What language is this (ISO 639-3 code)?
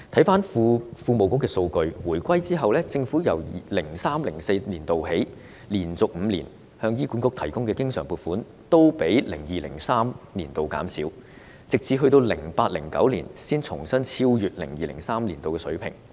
yue